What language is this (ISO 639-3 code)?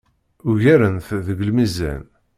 kab